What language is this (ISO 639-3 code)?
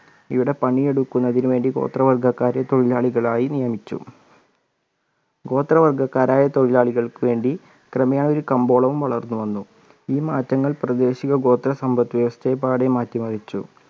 mal